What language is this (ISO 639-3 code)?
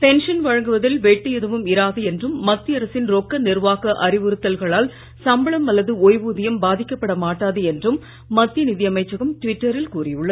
tam